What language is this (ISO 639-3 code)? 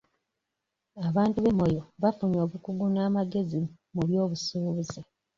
lug